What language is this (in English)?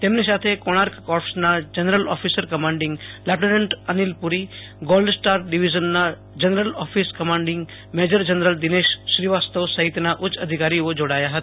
Gujarati